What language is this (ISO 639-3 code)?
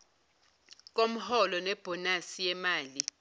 zul